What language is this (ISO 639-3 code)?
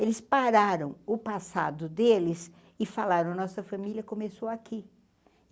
por